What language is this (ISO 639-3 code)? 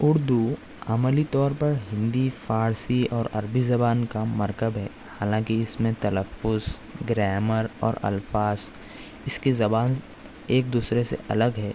urd